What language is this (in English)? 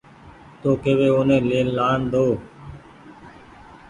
Goaria